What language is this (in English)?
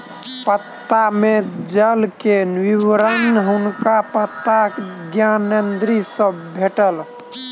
Maithili